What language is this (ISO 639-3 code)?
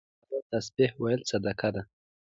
pus